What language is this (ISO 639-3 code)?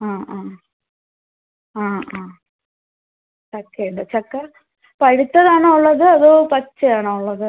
mal